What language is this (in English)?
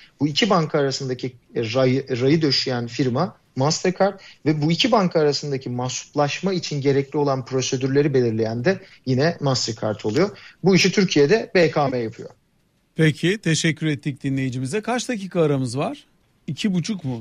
Turkish